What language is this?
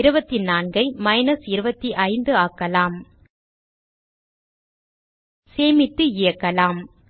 Tamil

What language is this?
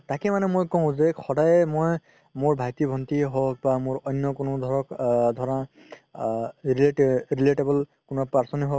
Assamese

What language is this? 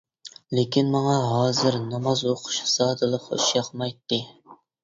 Uyghur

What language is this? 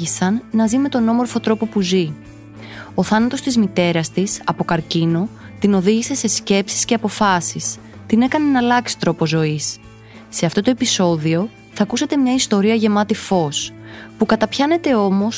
Greek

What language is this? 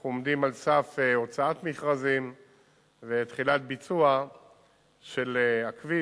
Hebrew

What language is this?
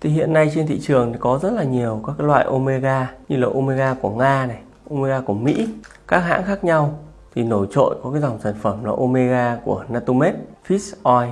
Vietnamese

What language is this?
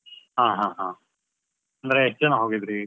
Kannada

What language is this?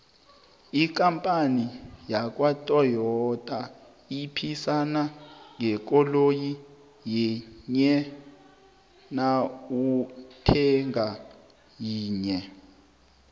South Ndebele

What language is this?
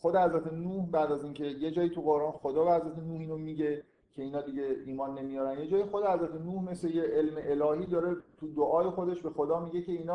Persian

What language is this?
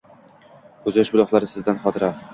Uzbek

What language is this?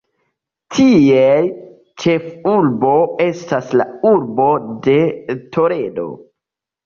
Esperanto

